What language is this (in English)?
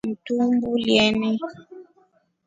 Rombo